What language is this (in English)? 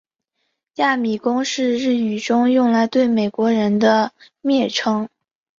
Chinese